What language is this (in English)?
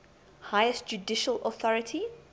English